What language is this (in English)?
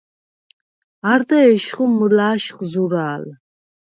Svan